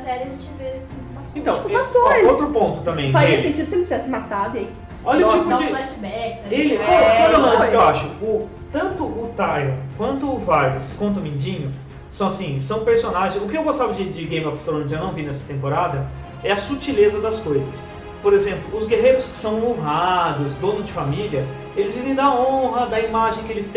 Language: Portuguese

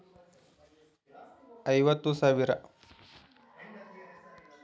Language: Kannada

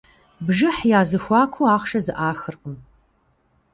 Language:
Kabardian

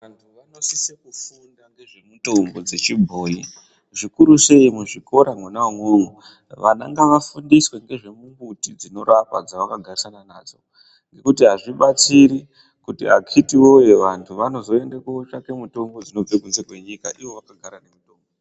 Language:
Ndau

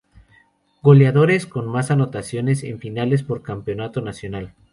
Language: Spanish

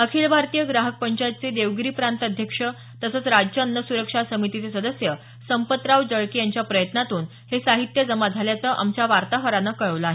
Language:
Marathi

